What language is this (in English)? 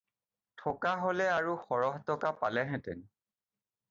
Assamese